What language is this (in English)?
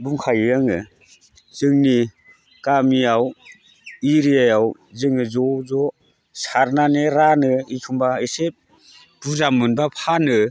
Bodo